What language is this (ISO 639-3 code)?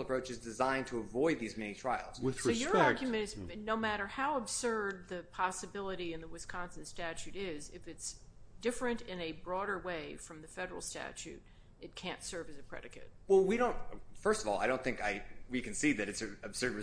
eng